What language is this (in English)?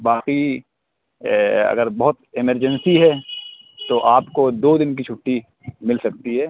Urdu